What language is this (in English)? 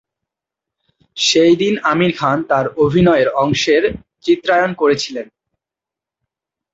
Bangla